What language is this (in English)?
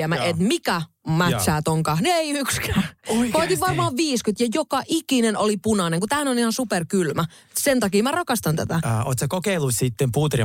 Finnish